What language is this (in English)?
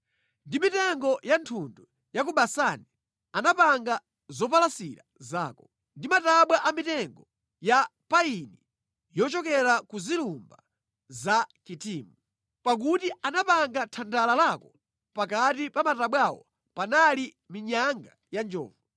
Nyanja